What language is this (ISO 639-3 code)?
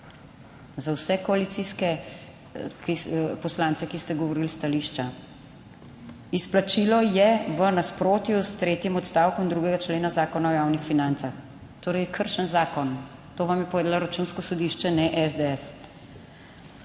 slv